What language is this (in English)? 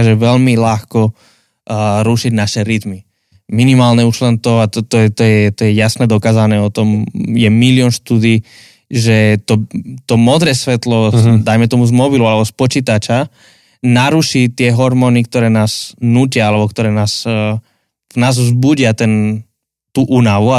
Slovak